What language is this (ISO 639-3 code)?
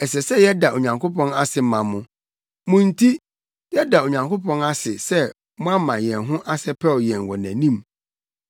aka